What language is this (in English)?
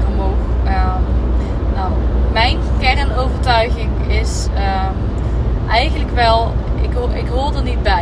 Dutch